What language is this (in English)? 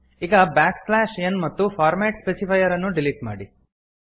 Kannada